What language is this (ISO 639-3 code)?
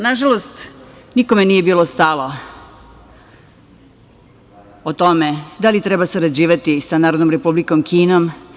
srp